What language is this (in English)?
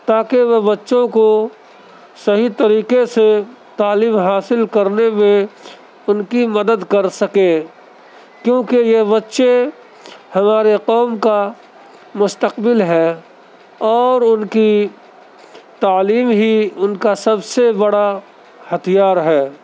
Urdu